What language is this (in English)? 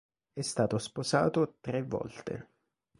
Italian